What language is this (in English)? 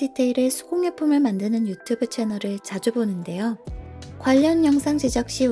Korean